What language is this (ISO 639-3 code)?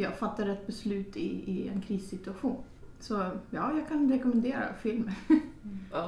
swe